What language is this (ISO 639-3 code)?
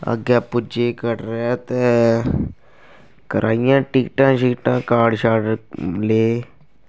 doi